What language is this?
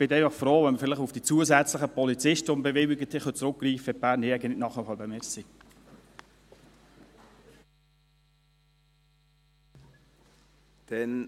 Swiss German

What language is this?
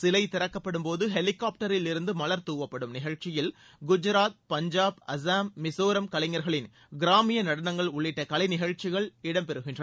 Tamil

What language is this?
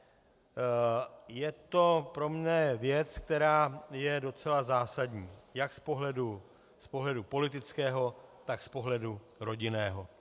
Czech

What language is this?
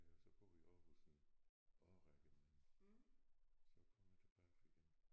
Danish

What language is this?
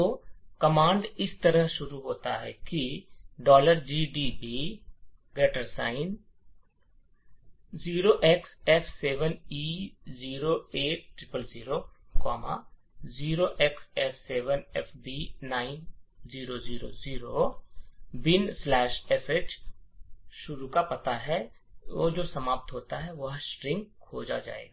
Hindi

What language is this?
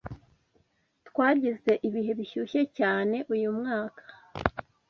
Kinyarwanda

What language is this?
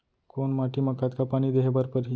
Chhattisgarhi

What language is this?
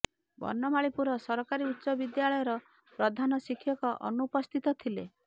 Odia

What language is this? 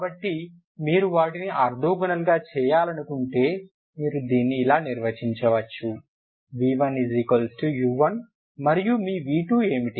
Telugu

